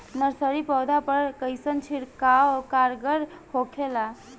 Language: Bhojpuri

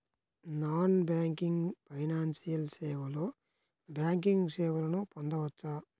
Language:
Telugu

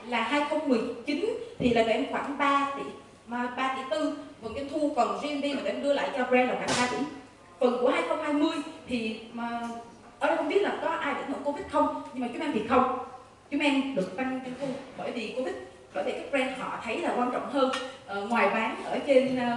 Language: Vietnamese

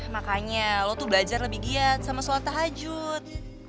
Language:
Indonesian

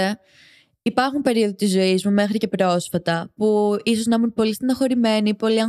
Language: Greek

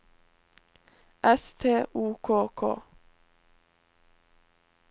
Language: Norwegian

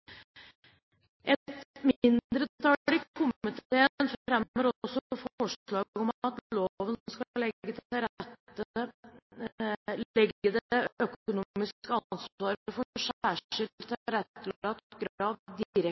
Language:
Norwegian Bokmål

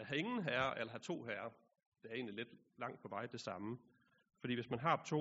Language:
Danish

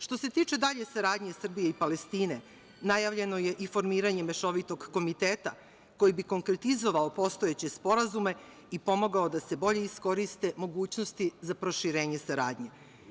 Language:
Serbian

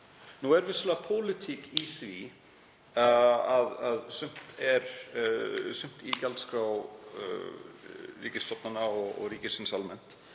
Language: Icelandic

